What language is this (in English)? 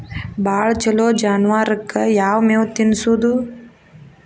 Kannada